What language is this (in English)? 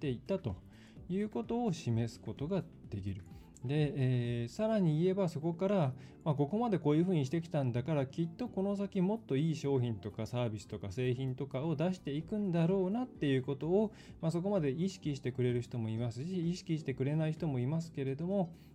Japanese